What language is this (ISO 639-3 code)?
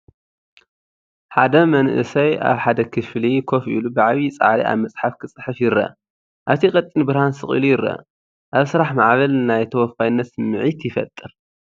tir